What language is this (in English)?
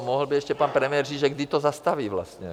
Czech